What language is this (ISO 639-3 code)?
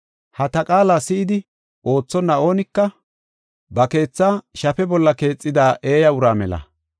gof